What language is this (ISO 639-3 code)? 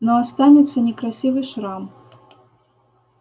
rus